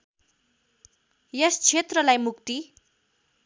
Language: Nepali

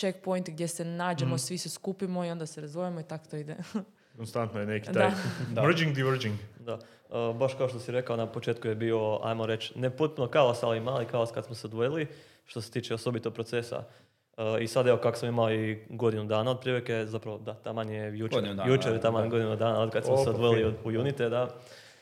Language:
Croatian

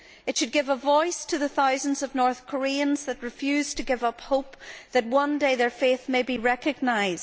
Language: English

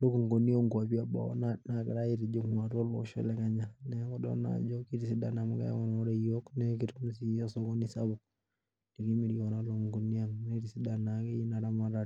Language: Masai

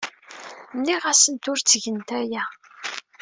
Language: Kabyle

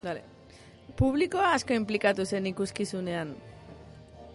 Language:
Basque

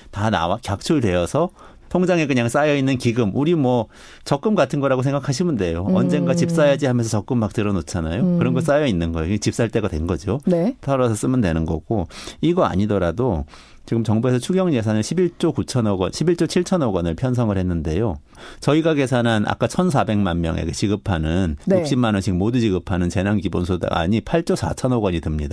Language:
Korean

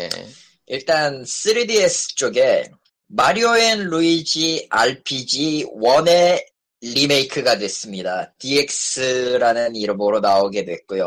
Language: Korean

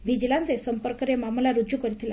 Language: Odia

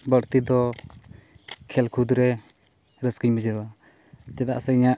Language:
Santali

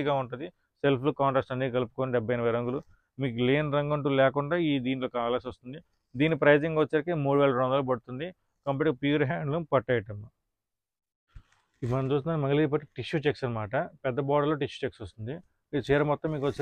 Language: Telugu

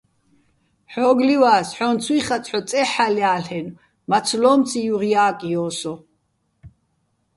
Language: Bats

